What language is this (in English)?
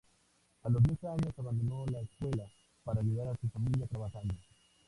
Spanish